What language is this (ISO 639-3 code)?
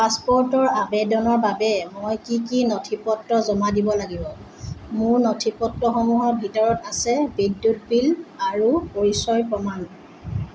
asm